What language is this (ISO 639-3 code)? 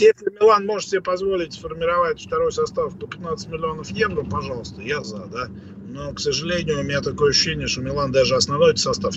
rus